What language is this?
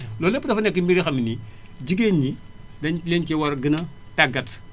Wolof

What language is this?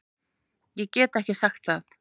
Icelandic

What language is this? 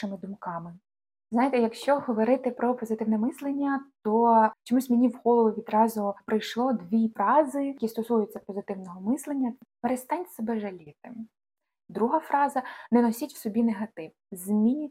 Ukrainian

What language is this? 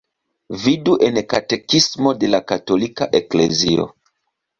Esperanto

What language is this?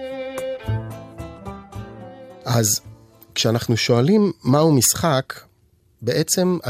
Hebrew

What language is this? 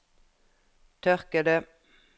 Norwegian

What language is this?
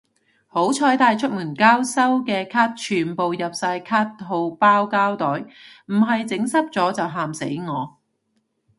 Cantonese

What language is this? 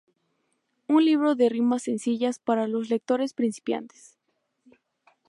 Spanish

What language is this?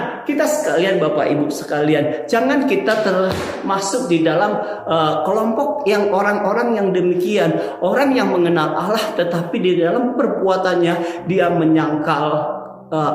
Indonesian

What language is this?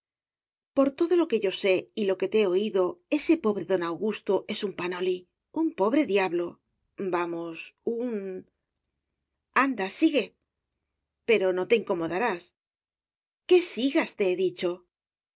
Spanish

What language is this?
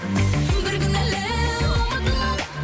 Kazakh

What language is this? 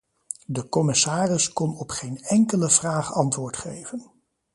Dutch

